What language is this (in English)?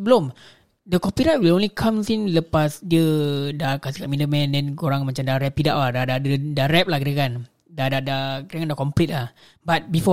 Malay